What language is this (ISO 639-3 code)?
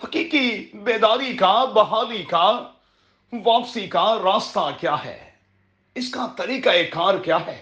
urd